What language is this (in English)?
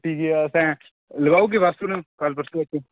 Dogri